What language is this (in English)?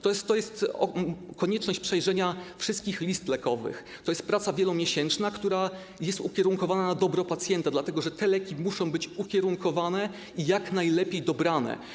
Polish